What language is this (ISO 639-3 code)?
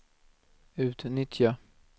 swe